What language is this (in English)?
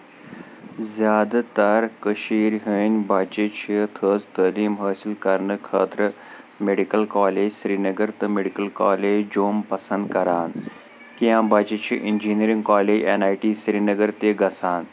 Kashmiri